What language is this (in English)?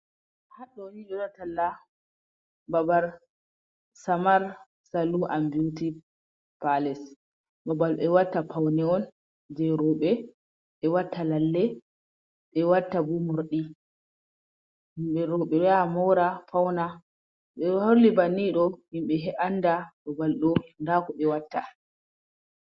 Fula